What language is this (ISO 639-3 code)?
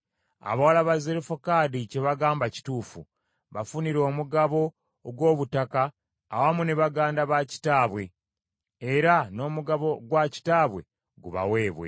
lug